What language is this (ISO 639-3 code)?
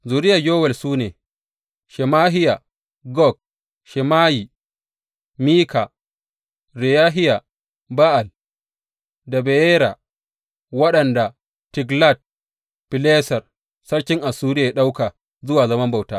hau